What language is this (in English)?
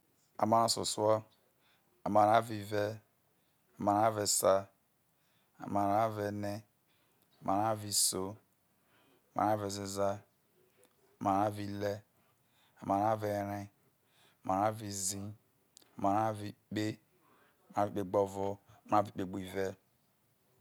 Isoko